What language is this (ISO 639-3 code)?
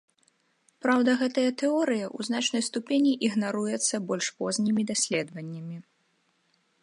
bel